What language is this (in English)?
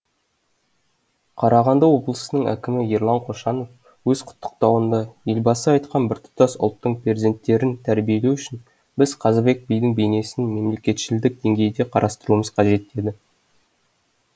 Kazakh